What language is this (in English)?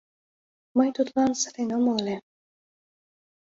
Mari